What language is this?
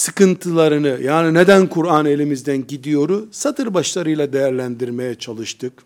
Turkish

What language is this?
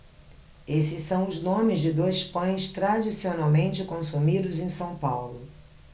Portuguese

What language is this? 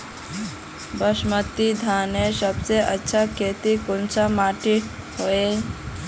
Magahi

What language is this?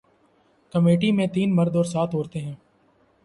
Urdu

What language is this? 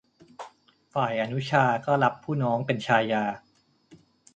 Thai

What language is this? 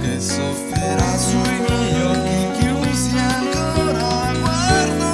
Italian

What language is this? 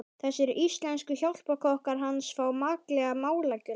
Icelandic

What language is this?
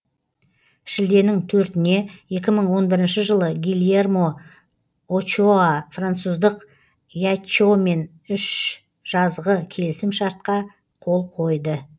Kazakh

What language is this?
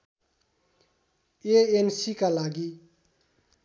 Nepali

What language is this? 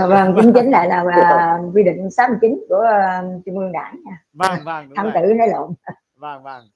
Vietnamese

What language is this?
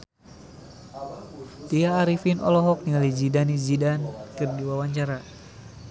Sundanese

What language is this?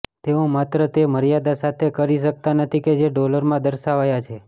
Gujarati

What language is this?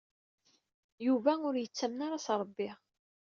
Kabyle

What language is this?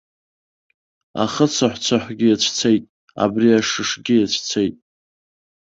Abkhazian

